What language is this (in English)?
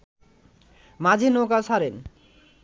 Bangla